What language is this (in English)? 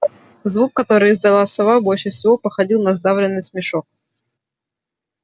Russian